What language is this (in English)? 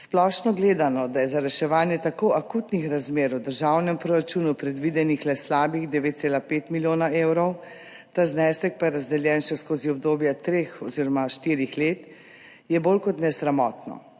Slovenian